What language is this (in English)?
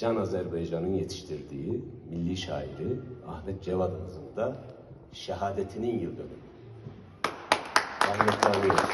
Turkish